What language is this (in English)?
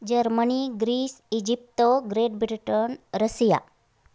Marathi